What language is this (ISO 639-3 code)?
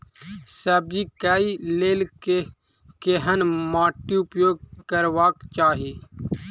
mai